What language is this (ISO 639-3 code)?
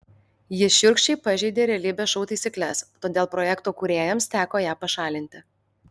lit